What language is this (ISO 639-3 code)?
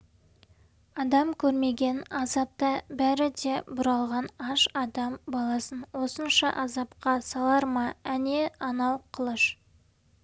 kaz